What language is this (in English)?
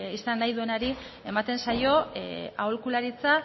Basque